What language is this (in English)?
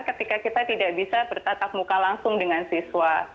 Indonesian